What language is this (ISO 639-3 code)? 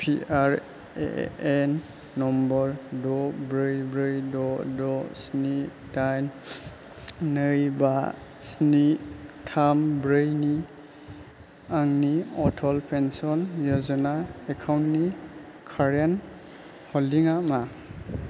brx